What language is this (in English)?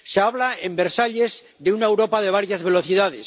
Spanish